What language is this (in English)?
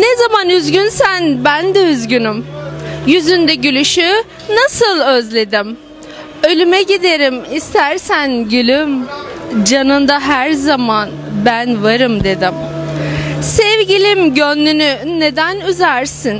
Turkish